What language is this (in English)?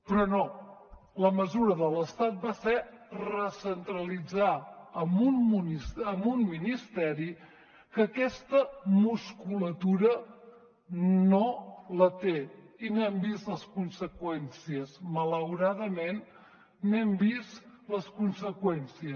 Catalan